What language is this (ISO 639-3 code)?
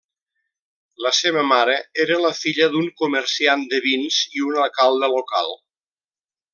cat